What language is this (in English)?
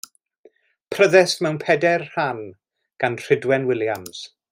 Welsh